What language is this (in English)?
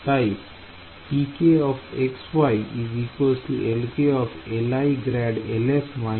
Bangla